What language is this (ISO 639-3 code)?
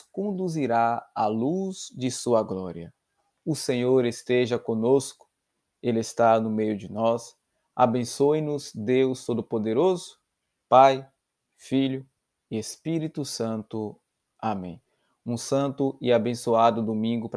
por